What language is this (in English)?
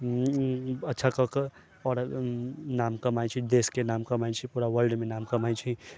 Maithili